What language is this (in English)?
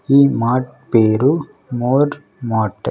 Telugu